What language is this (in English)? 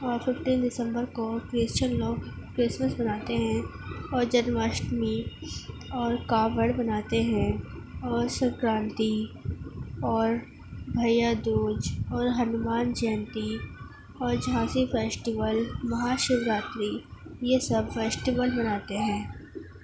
Urdu